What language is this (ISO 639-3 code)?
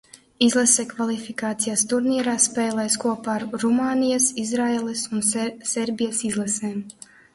lav